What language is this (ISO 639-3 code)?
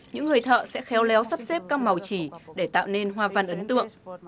vie